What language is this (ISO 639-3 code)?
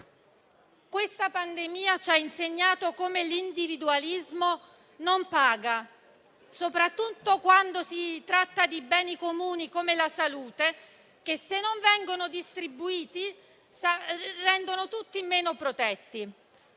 ita